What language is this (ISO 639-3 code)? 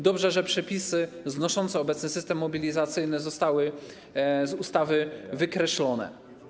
pol